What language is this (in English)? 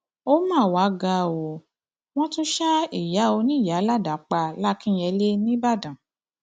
Yoruba